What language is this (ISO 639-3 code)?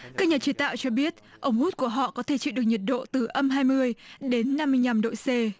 vie